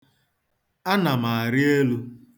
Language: Igbo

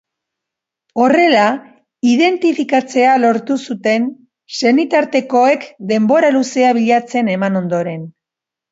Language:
Basque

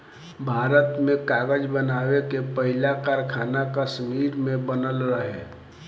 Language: Bhojpuri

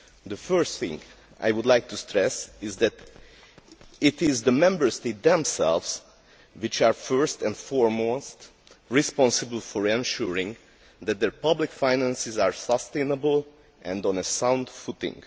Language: English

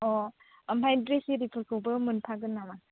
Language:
Bodo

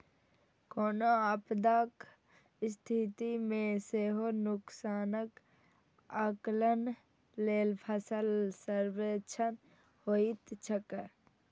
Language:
Maithili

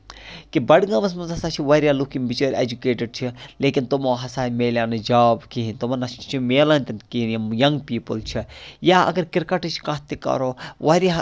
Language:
Kashmiri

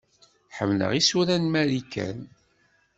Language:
Kabyle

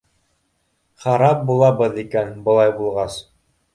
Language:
Bashkir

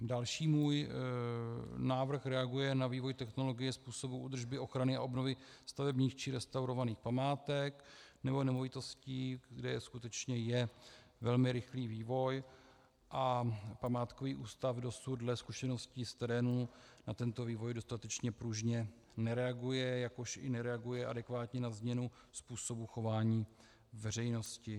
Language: Czech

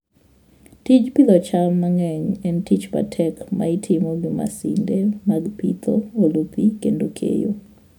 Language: Luo (Kenya and Tanzania)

